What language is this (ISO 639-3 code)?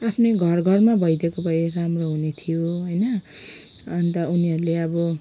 nep